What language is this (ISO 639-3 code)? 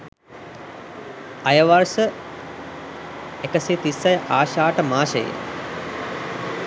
sin